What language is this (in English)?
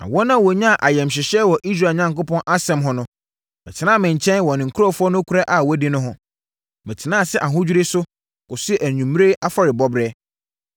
Akan